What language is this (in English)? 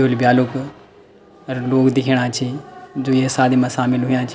Garhwali